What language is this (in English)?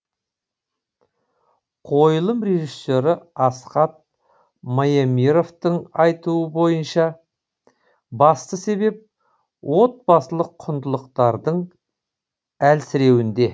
Kazakh